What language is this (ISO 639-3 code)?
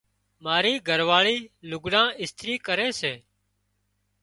kxp